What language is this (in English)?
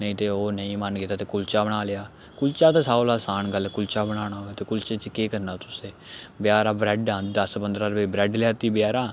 Dogri